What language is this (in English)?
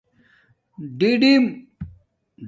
Domaaki